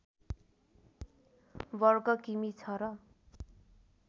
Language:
Nepali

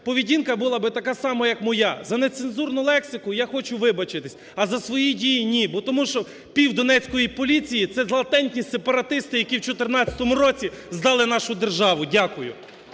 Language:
Ukrainian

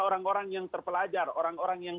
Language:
Indonesian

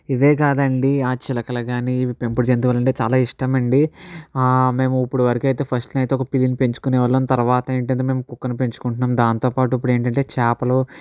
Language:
Telugu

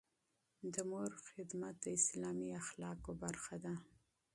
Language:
Pashto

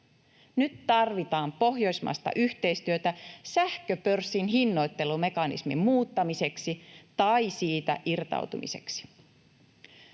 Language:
Finnish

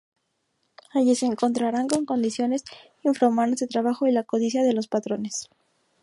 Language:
Spanish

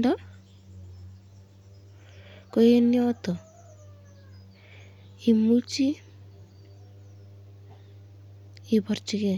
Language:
Kalenjin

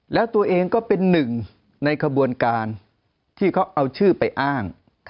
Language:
Thai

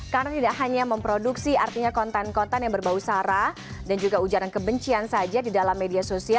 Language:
Indonesian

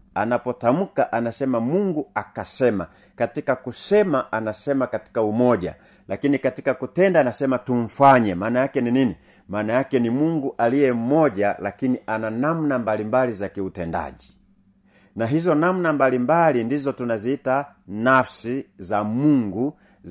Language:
Swahili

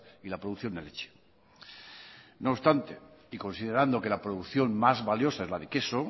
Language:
Spanish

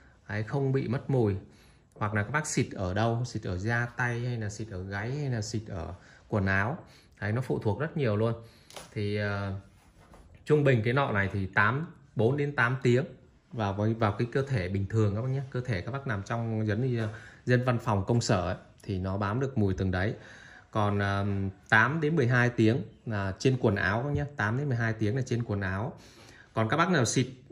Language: Vietnamese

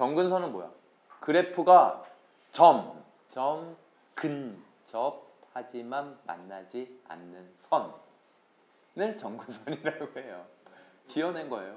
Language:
Korean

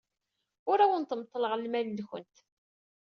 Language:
Kabyle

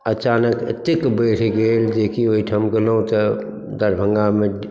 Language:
Maithili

